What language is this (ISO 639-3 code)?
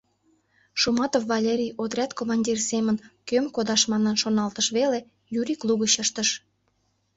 chm